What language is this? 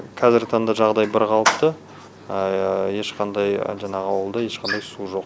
Kazakh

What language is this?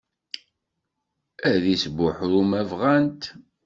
Kabyle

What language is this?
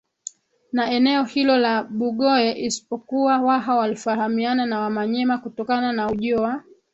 Swahili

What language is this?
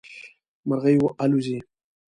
Pashto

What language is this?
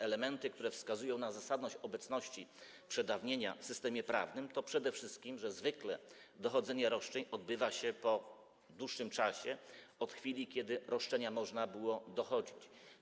Polish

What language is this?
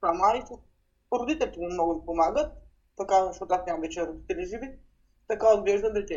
Bulgarian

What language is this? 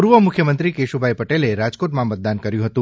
Gujarati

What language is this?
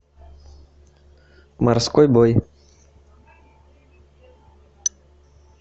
Russian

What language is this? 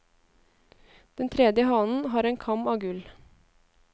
Norwegian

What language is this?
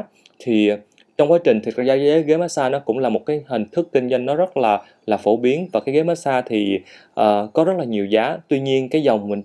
Vietnamese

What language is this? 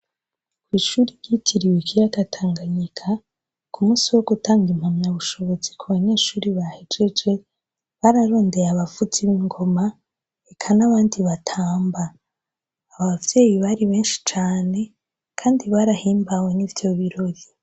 Rundi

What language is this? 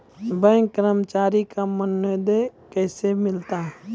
Maithili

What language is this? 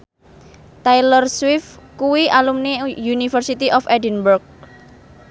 Javanese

